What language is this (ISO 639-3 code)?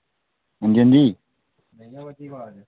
doi